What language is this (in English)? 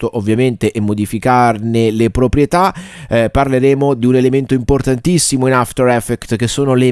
Italian